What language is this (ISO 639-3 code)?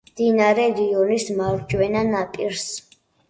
kat